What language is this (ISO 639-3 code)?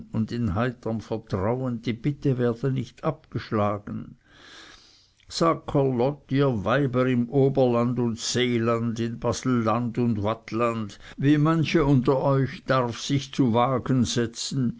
deu